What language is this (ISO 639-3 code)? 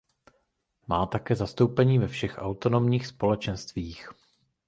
ces